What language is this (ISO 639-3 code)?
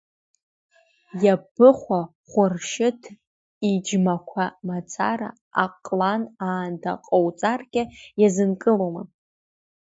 abk